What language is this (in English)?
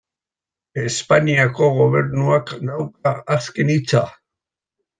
Basque